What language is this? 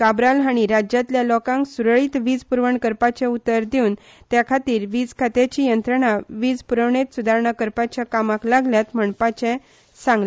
Konkani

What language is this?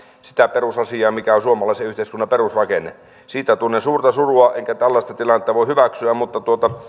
Finnish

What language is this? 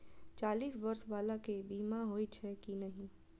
Maithili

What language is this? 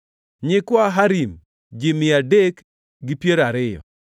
Luo (Kenya and Tanzania)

